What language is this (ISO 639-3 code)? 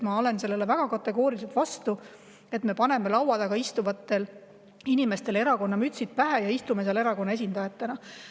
est